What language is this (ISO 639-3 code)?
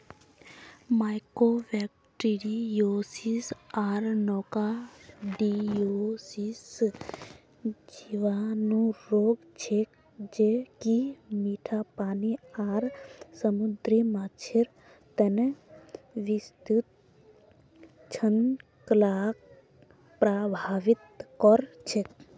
mag